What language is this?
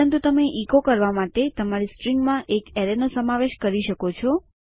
Gujarati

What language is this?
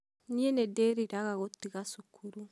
Kikuyu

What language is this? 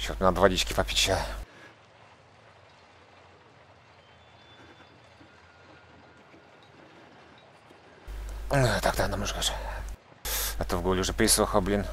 Russian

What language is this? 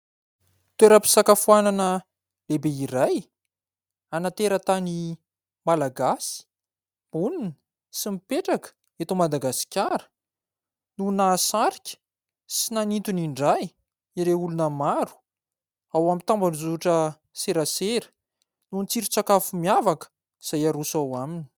Malagasy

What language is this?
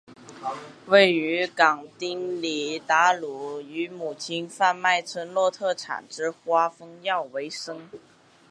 Chinese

